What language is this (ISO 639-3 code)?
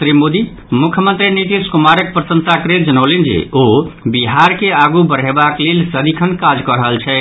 mai